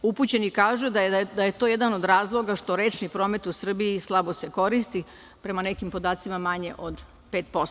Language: Serbian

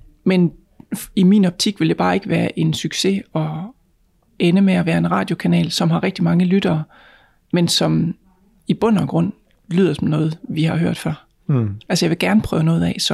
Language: Danish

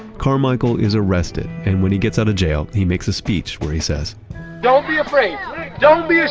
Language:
English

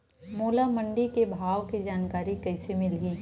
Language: Chhattisgarhi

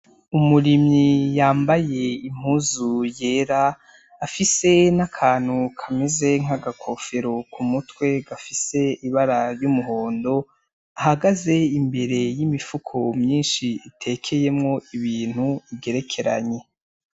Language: Rundi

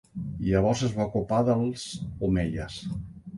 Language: Catalan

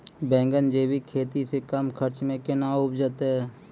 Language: Maithili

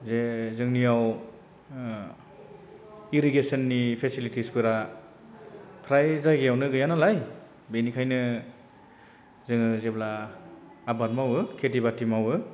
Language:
Bodo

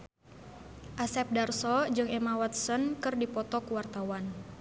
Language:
Sundanese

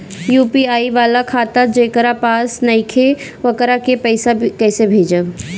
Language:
Bhojpuri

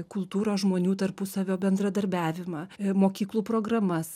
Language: Lithuanian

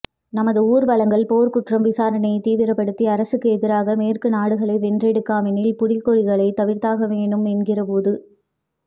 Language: Tamil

